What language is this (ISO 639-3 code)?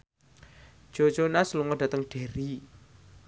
jav